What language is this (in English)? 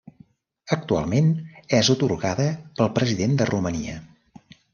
Catalan